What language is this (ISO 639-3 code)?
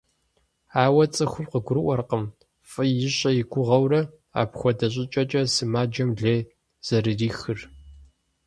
kbd